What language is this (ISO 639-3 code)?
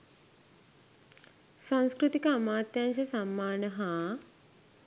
sin